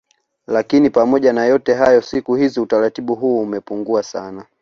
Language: Swahili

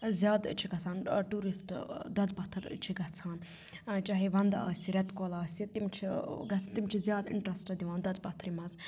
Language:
Kashmiri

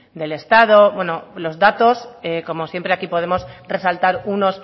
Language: Spanish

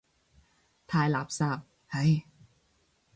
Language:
Cantonese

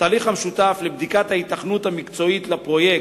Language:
Hebrew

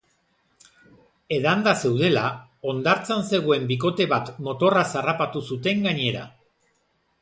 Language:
Basque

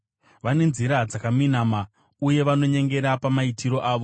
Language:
Shona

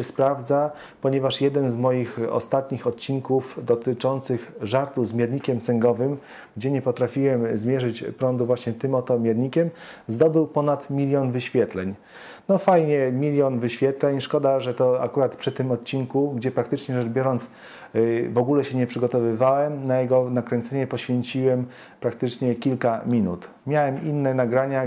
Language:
Polish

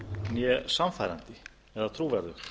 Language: Icelandic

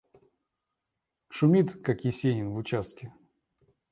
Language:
Russian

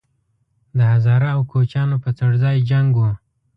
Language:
Pashto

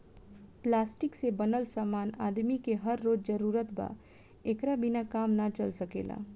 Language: Bhojpuri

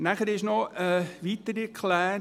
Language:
Swiss German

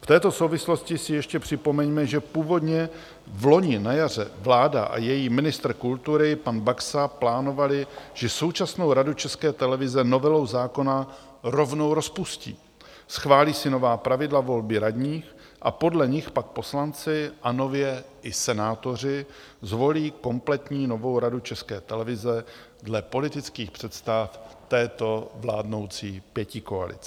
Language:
Czech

